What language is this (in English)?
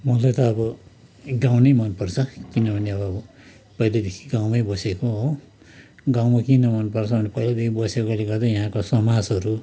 Nepali